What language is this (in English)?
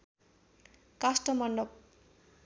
Nepali